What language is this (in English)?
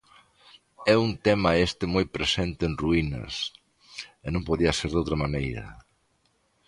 Galician